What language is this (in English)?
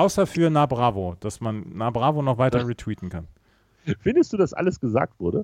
German